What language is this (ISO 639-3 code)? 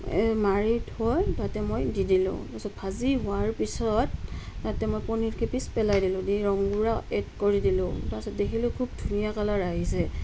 asm